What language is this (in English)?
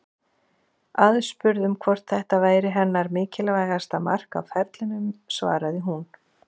Icelandic